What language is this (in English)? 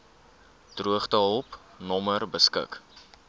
Afrikaans